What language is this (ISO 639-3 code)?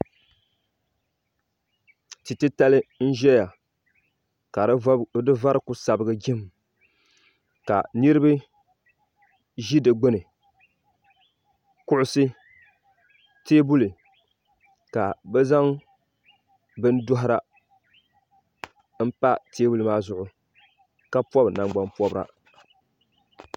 dag